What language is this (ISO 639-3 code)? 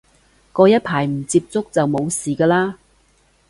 yue